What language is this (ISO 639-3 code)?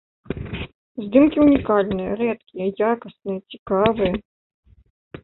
bel